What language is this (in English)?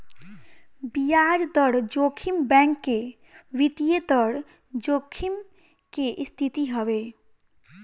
Bhojpuri